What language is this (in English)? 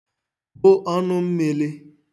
Igbo